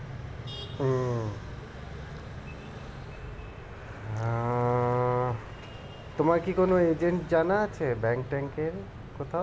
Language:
Bangla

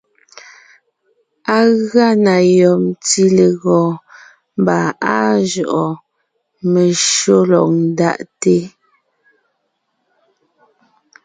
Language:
Ngiemboon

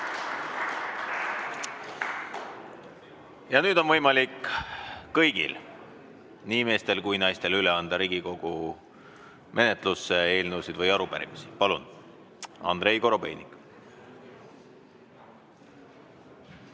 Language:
Estonian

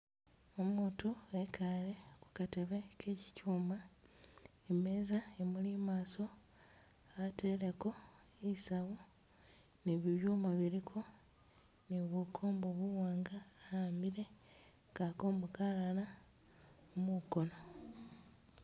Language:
Masaaba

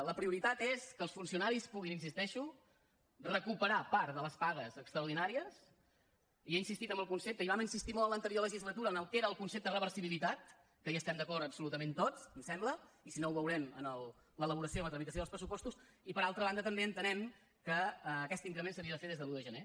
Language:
Catalan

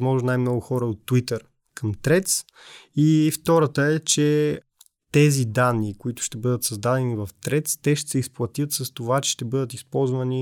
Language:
Bulgarian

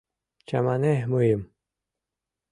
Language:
Mari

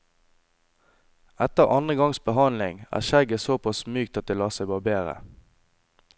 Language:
Norwegian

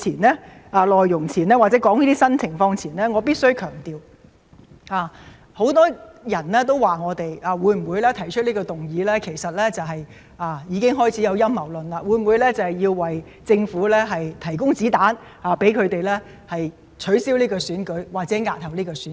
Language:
Cantonese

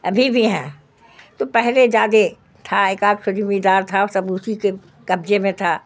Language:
Urdu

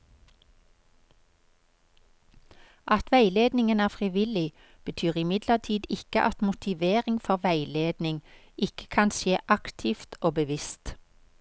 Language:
Norwegian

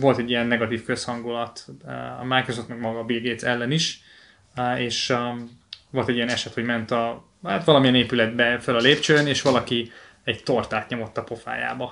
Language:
Hungarian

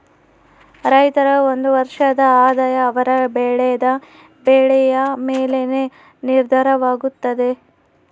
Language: Kannada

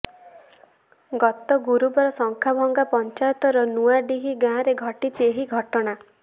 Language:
Odia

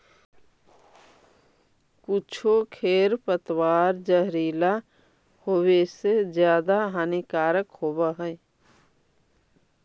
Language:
Magahi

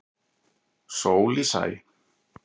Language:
Icelandic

